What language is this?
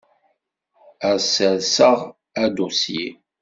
Kabyle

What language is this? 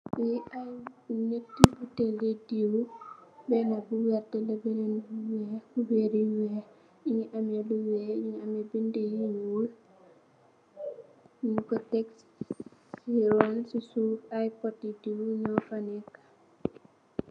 Wolof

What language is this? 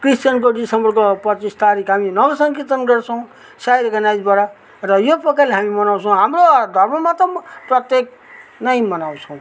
Nepali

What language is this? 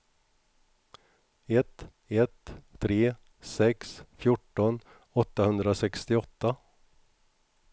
Swedish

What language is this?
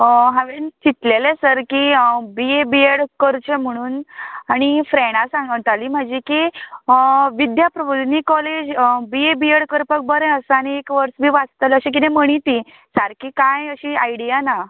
Konkani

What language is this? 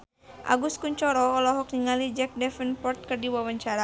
Sundanese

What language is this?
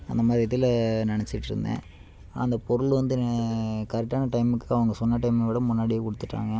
Tamil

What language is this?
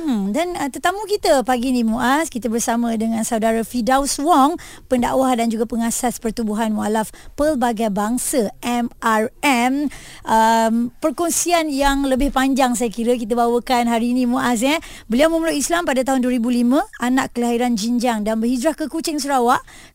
Malay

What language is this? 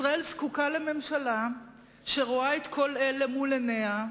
Hebrew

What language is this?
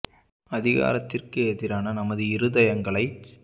Tamil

